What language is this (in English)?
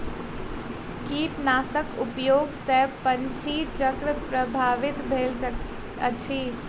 Maithili